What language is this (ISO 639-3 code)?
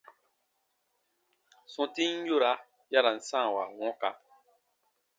bba